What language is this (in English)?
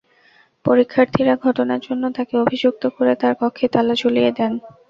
Bangla